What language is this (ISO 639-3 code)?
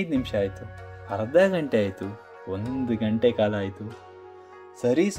kan